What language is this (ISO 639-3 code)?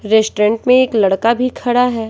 hin